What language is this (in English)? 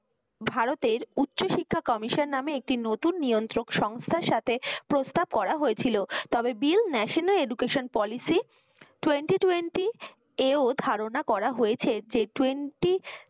Bangla